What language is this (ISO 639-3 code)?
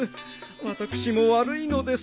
jpn